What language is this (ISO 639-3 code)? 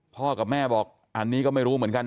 tha